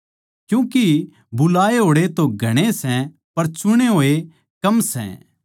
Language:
Haryanvi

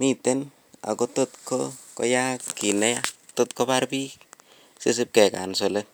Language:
Kalenjin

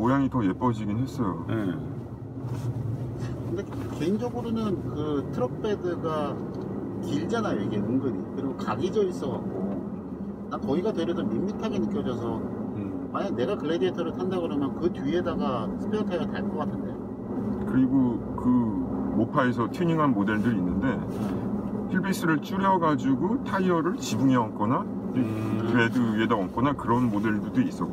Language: Korean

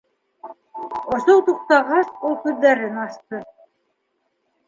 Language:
Bashkir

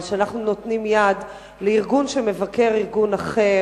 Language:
Hebrew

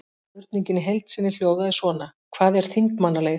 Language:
Icelandic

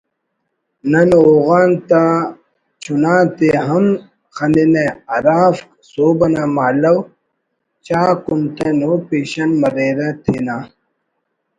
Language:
Brahui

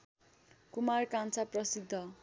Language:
Nepali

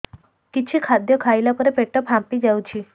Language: Odia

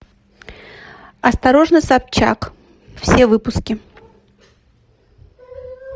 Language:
Russian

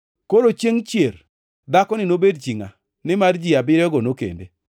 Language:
Luo (Kenya and Tanzania)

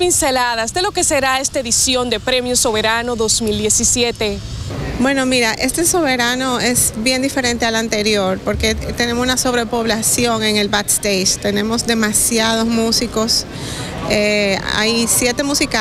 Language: Spanish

